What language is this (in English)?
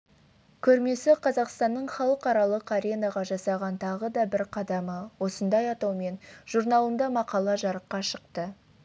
Kazakh